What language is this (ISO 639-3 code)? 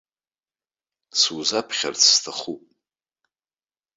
abk